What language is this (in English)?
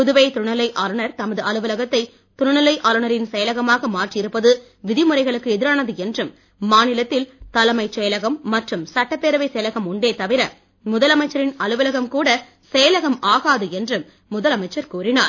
Tamil